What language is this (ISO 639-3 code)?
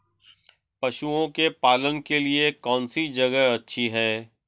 hin